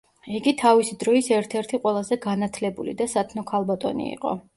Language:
Georgian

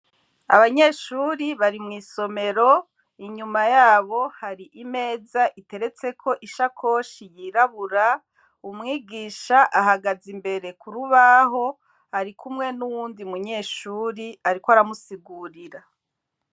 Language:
Rundi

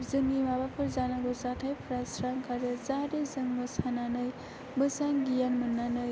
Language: Bodo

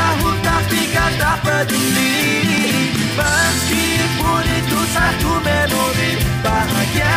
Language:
Malay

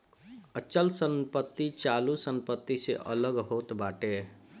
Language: Bhojpuri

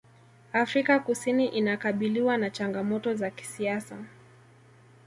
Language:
Swahili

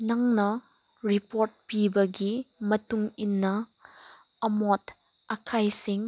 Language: Manipuri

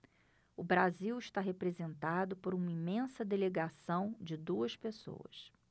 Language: Portuguese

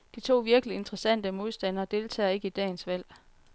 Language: Danish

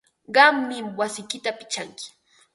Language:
Ambo-Pasco Quechua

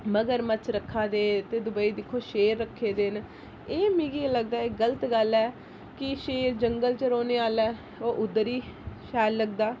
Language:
Dogri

